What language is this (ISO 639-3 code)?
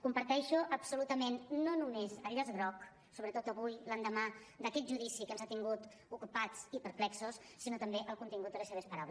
cat